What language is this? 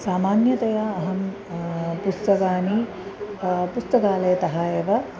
Sanskrit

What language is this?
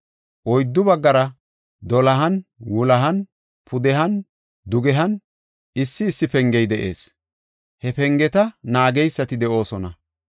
Gofa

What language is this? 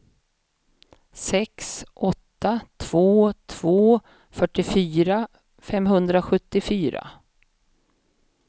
Swedish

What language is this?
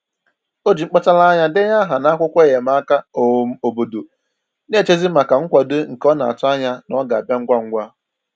Igbo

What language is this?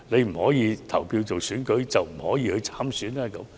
Cantonese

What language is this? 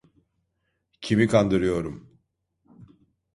Turkish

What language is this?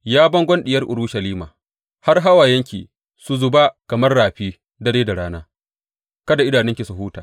Hausa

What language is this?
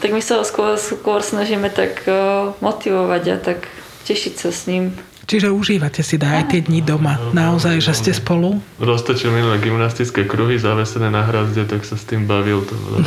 Slovak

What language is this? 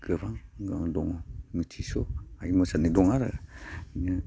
Bodo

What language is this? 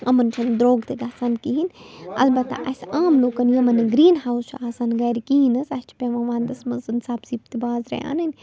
Kashmiri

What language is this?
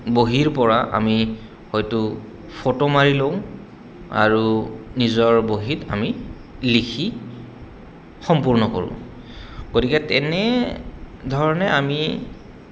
Assamese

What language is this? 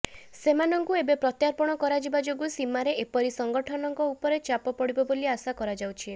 Odia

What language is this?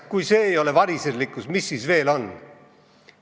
Estonian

